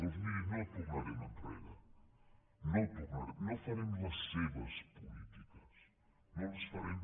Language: Catalan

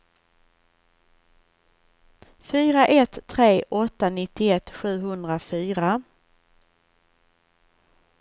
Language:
Swedish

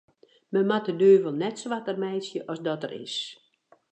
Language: Western Frisian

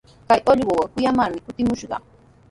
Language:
Sihuas Ancash Quechua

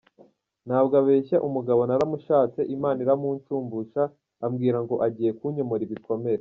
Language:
Kinyarwanda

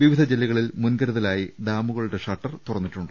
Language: Malayalam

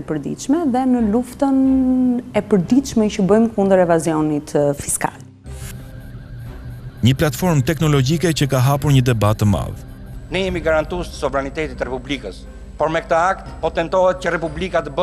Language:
Italian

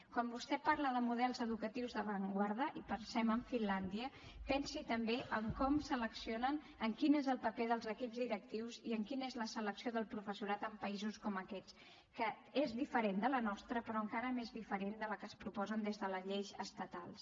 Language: Catalan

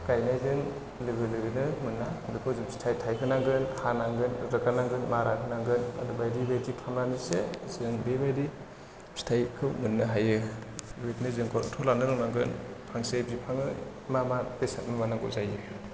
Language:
Bodo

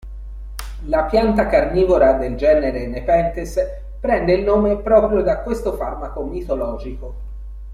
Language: Italian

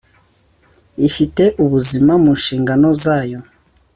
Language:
Kinyarwanda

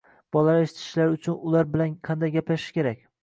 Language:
Uzbek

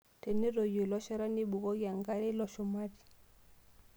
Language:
Masai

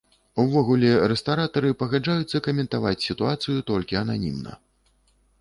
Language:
Belarusian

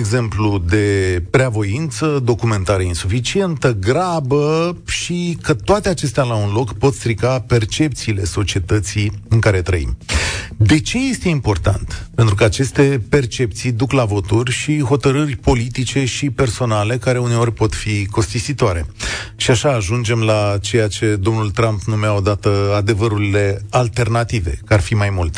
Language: Romanian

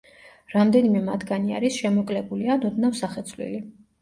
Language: Georgian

